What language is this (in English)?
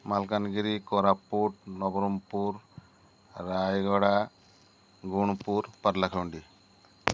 Odia